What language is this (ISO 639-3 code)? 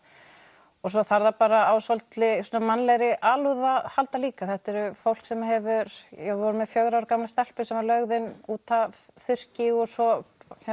isl